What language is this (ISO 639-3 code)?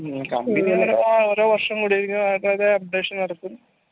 mal